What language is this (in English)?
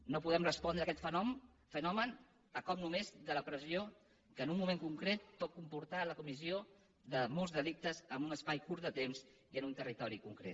Catalan